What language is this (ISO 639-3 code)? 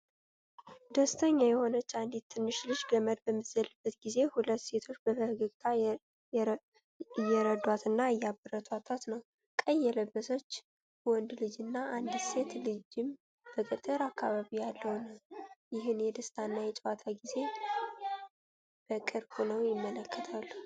amh